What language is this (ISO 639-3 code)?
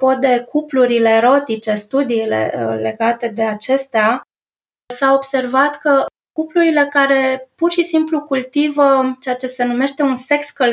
ron